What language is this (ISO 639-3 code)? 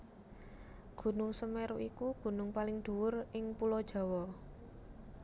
jav